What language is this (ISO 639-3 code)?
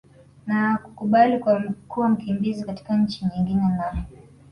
swa